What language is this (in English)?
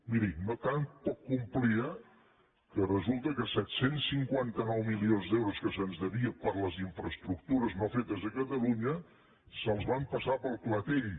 Catalan